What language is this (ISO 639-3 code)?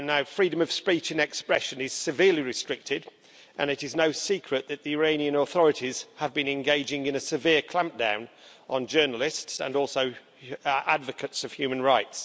eng